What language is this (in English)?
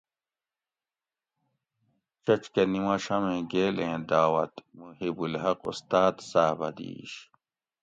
Gawri